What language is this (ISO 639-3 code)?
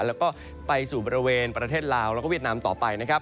tha